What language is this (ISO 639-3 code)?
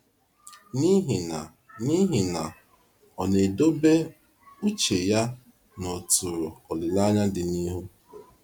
ibo